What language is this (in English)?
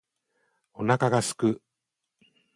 Japanese